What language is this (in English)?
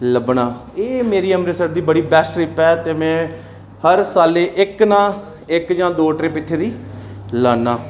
Dogri